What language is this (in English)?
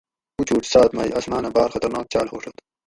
Gawri